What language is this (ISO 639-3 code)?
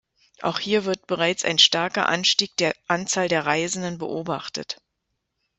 deu